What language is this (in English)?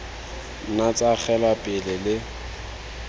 Tswana